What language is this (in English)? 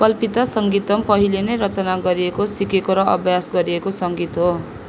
Nepali